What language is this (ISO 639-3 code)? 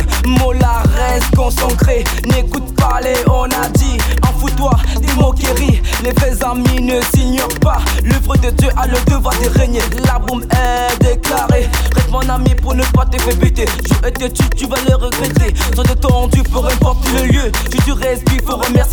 fra